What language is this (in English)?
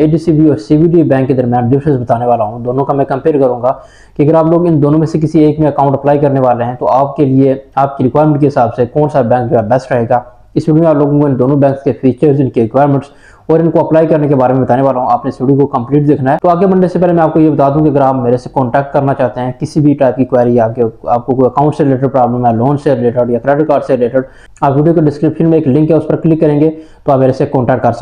Hindi